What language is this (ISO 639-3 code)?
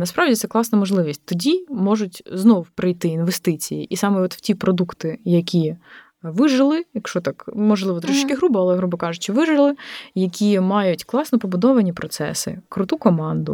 ukr